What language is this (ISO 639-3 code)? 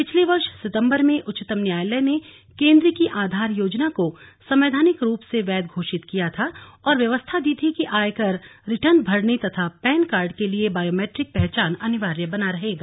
hin